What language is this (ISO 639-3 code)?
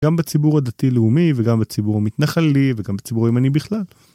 heb